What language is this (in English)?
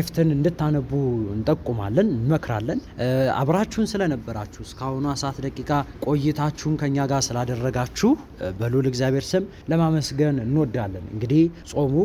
Arabic